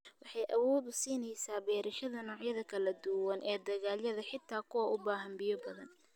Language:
Somali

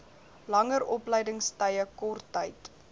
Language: Afrikaans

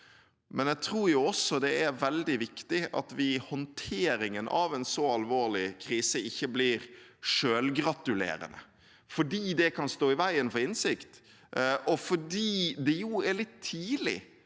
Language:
Norwegian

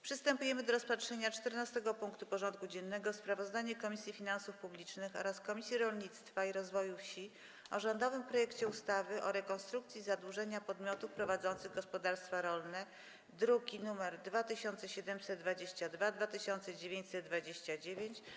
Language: Polish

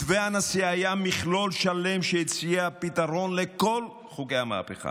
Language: Hebrew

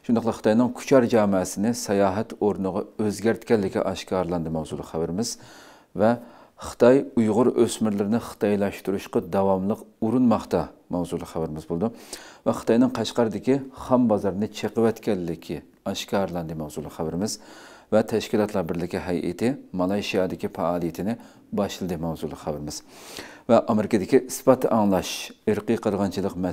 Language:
Turkish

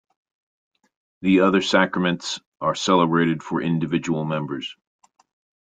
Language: English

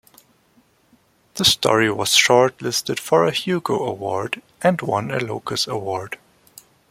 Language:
English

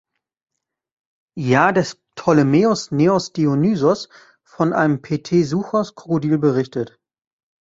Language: German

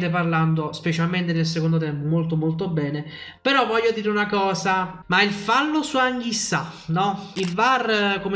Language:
Italian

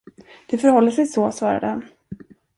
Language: Swedish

